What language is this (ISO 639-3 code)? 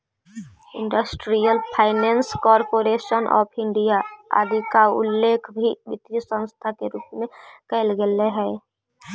mag